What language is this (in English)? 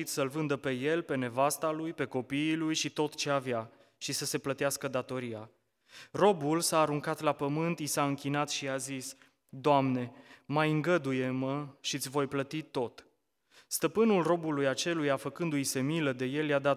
Romanian